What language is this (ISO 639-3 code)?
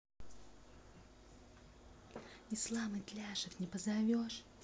rus